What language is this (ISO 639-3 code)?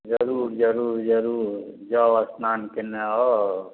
mai